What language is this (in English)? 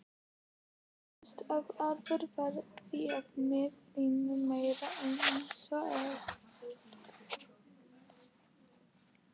Icelandic